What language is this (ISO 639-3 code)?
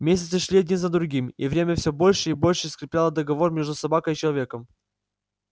rus